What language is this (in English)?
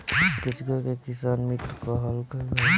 Bhojpuri